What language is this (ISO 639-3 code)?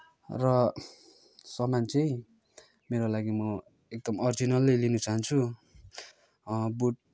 nep